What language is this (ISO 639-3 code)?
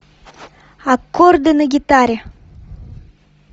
rus